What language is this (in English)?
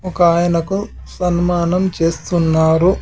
Telugu